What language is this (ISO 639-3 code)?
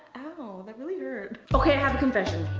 eng